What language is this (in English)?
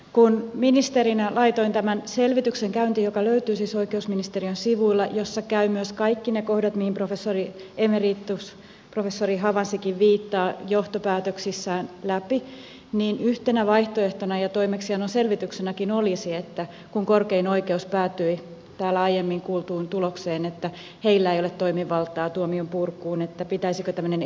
Finnish